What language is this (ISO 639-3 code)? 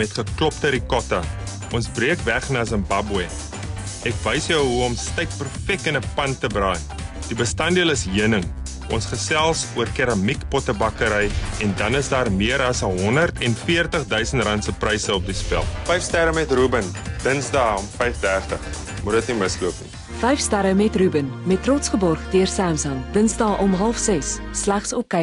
nld